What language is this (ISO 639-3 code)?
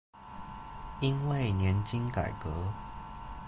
zho